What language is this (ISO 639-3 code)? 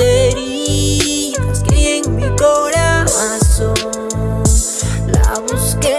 spa